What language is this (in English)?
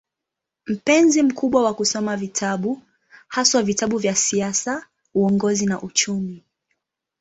Swahili